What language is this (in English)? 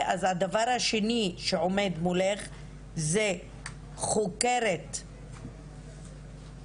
Hebrew